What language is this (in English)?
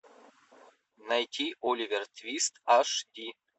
Russian